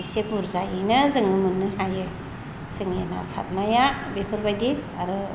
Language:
Bodo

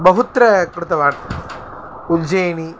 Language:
Sanskrit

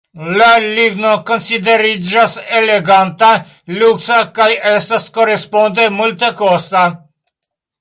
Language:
Esperanto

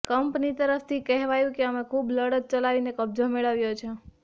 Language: Gujarati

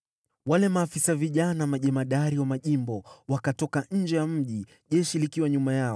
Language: Swahili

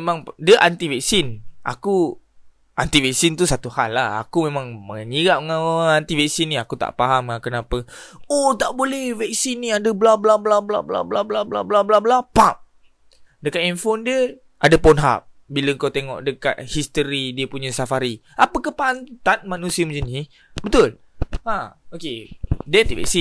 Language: Malay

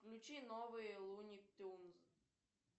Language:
Russian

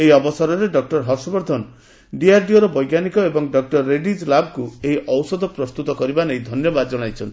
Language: Odia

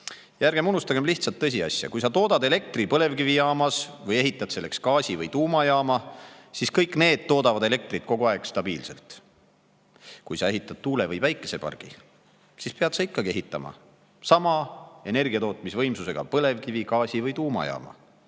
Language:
Estonian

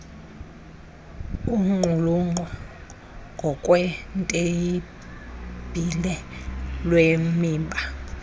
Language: Xhosa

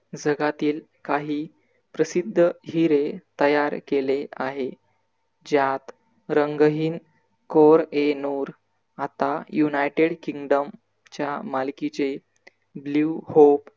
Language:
Marathi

